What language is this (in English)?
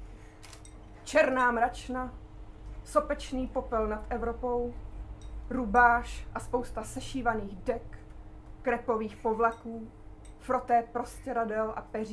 Czech